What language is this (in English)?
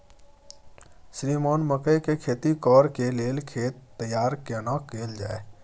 Maithili